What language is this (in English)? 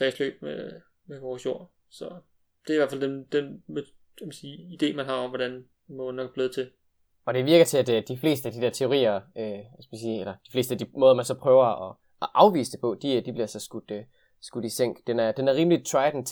Danish